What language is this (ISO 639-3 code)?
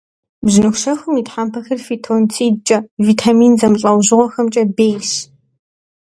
kbd